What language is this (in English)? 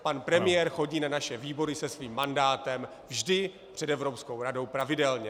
Czech